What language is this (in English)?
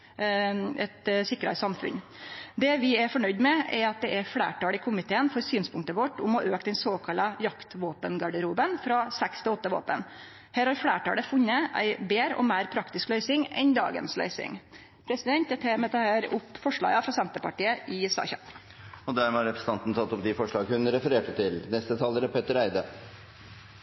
Norwegian